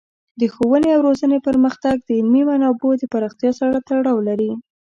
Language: Pashto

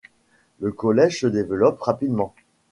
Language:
French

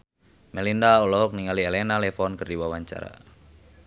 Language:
Sundanese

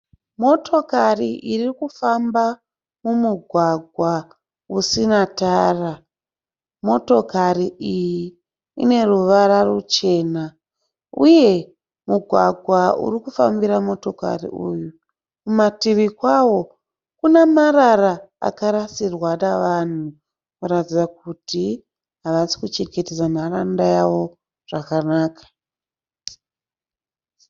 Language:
Shona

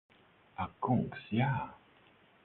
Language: Latvian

